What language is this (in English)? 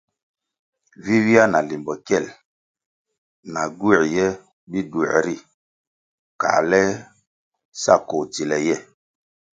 Kwasio